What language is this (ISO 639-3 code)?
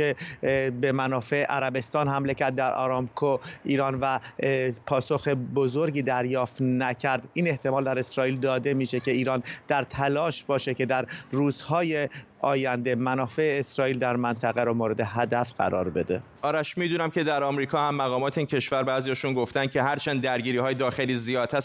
fas